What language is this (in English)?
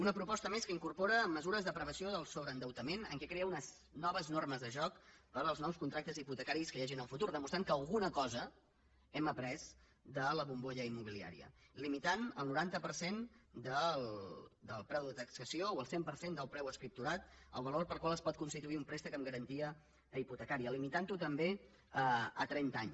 Catalan